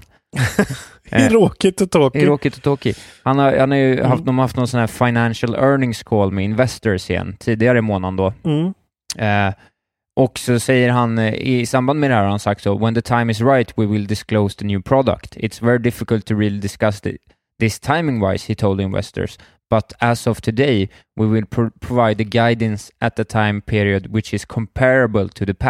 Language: Swedish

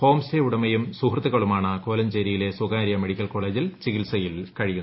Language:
Malayalam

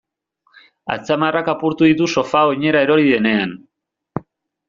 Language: Basque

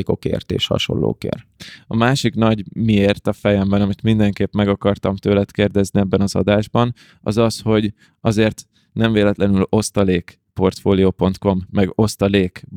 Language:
Hungarian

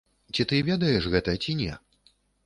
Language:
Belarusian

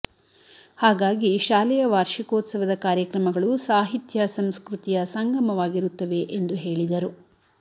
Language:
Kannada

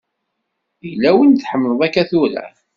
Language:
Kabyle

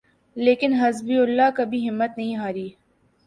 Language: Urdu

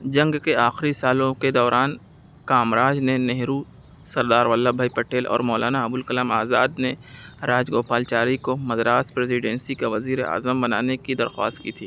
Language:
Urdu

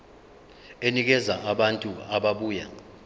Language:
Zulu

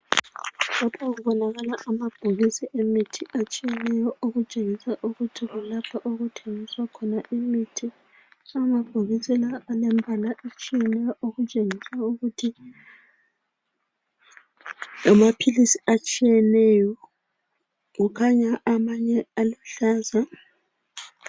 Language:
North Ndebele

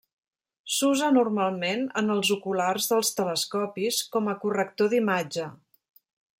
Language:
Catalan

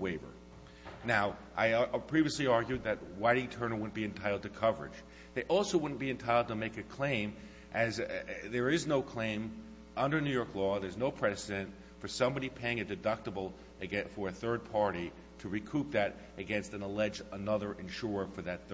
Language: English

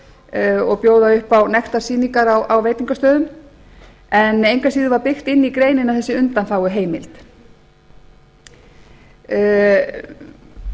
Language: Icelandic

